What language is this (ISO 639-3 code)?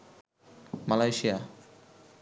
ben